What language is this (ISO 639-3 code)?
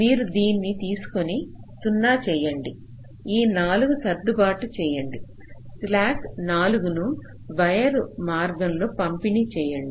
tel